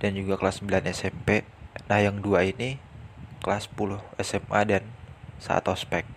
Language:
Indonesian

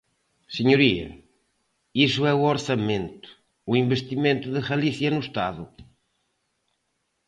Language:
Galician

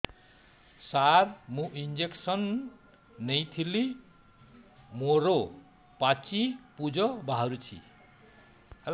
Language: Odia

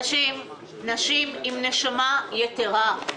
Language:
Hebrew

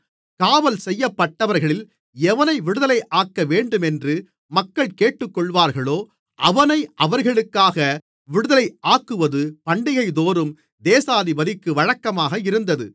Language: Tamil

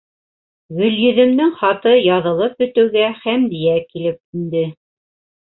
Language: Bashkir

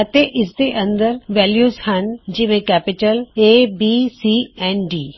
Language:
Punjabi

